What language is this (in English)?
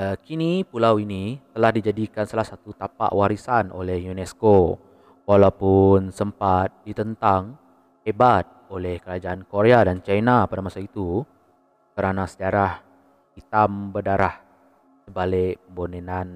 Malay